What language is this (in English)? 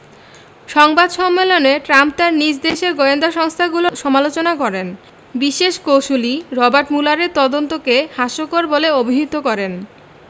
Bangla